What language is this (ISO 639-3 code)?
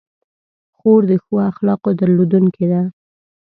pus